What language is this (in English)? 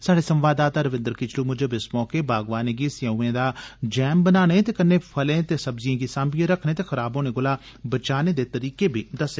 Dogri